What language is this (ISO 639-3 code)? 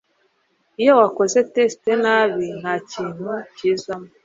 kin